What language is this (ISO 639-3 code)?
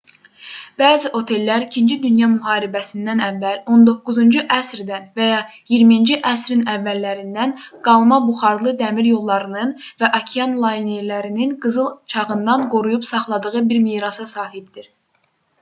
aze